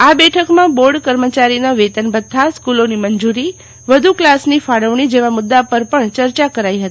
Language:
Gujarati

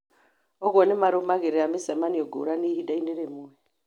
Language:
Kikuyu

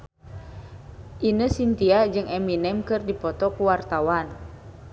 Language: Sundanese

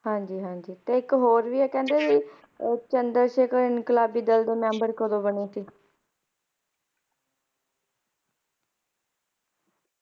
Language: Punjabi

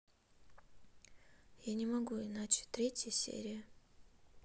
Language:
Russian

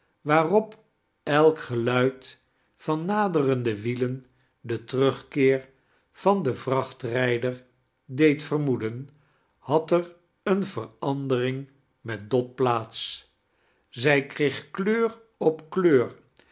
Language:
Dutch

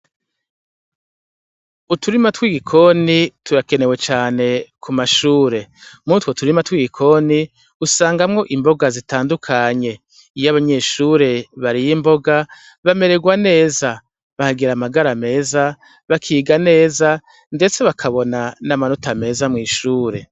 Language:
Rundi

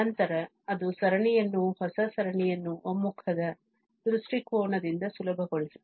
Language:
Kannada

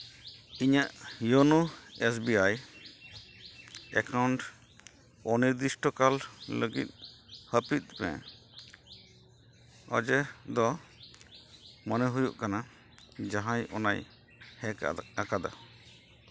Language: Santali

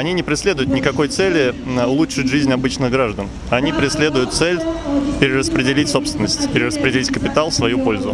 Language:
Russian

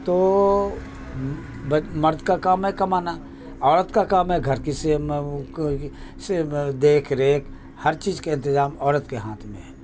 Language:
Urdu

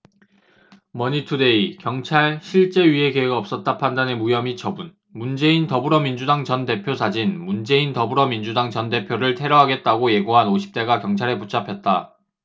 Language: Korean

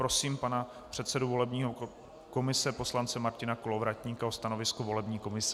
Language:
Czech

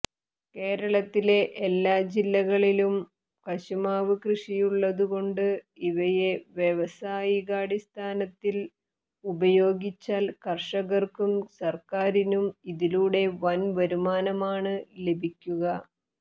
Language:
Malayalam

